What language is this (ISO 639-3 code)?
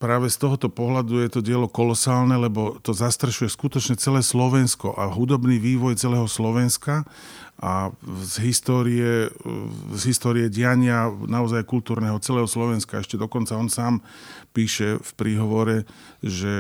slk